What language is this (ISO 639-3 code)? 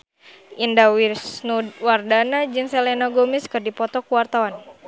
sun